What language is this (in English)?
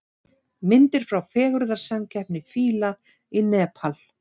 Icelandic